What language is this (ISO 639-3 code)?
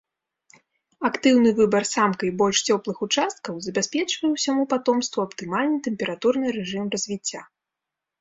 bel